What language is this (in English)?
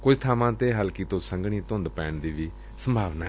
Punjabi